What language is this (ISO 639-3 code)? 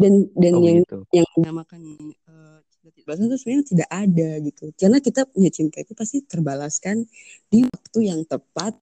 ind